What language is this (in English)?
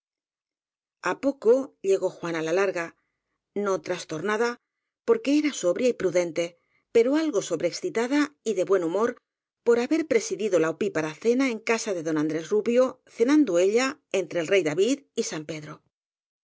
Spanish